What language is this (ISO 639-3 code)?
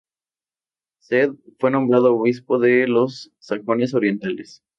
spa